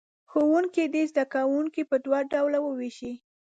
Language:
Pashto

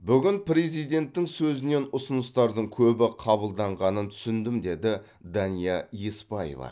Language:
Kazakh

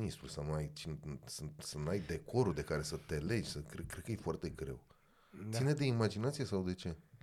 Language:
Romanian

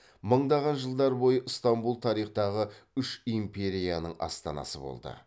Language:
Kazakh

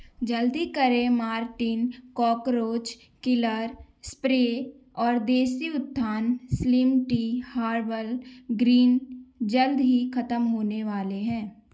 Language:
Hindi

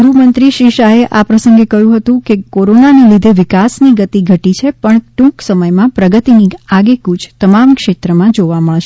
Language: Gujarati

